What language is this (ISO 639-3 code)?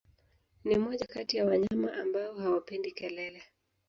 swa